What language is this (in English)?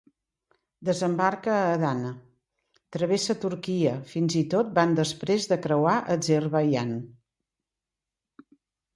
Catalan